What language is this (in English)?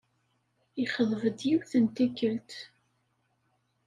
Kabyle